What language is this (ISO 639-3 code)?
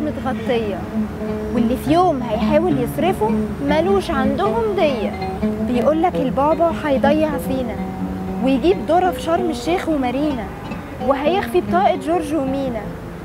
ara